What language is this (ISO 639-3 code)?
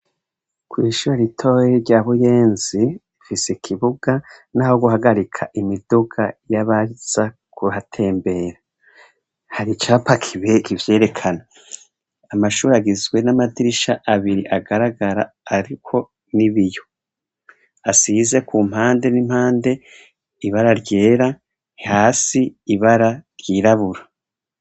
run